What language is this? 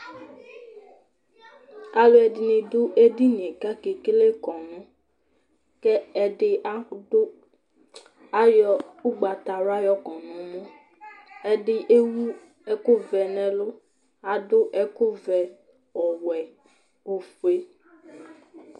Ikposo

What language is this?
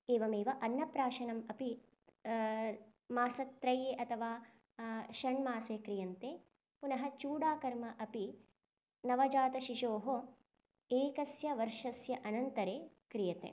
Sanskrit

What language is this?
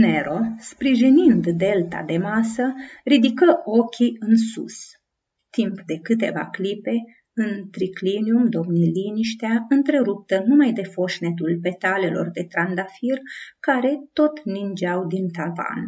Romanian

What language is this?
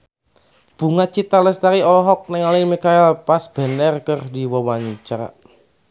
Sundanese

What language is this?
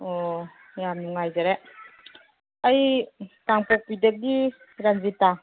Manipuri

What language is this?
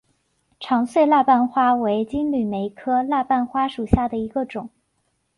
Chinese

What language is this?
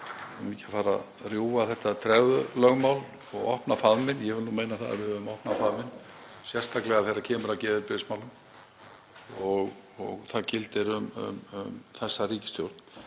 Icelandic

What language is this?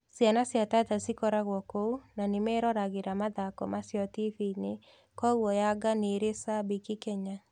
Kikuyu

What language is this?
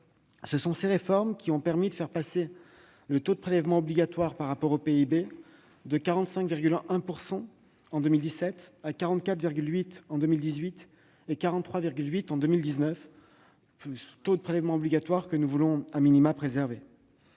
French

